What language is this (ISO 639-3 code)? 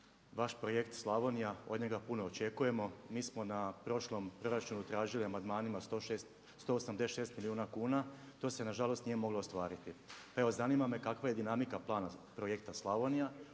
hrv